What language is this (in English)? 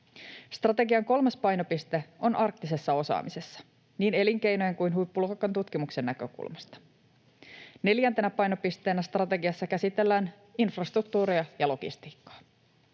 Finnish